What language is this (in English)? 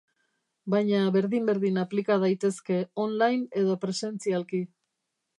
Basque